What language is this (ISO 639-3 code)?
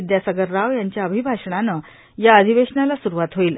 mar